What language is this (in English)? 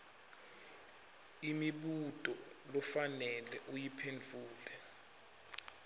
Swati